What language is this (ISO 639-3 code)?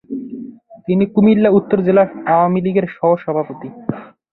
ben